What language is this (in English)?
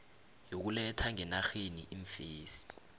South Ndebele